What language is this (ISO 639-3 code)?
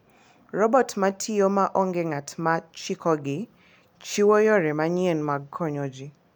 luo